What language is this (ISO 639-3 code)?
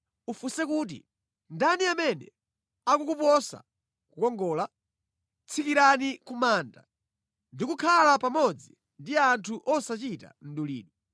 nya